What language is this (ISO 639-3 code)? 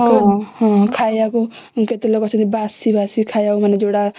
ori